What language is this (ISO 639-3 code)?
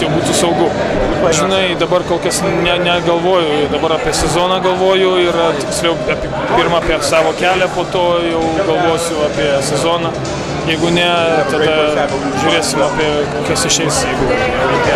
lit